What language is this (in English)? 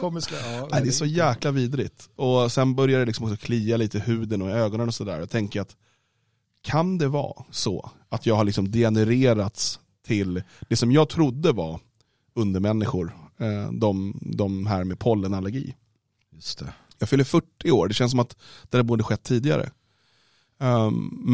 Swedish